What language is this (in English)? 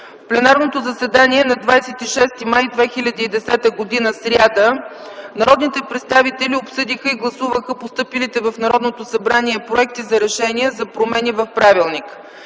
Bulgarian